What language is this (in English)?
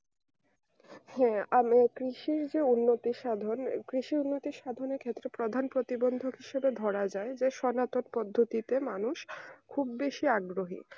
Bangla